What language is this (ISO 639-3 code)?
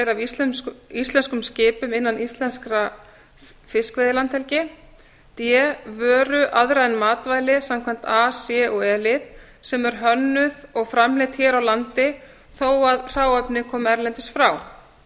isl